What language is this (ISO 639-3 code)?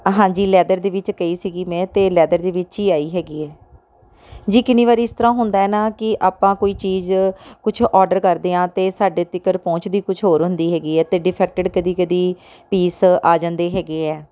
pan